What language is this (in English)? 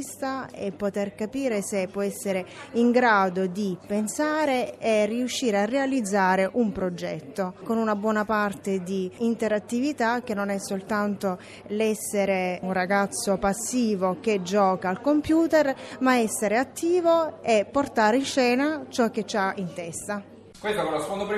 Italian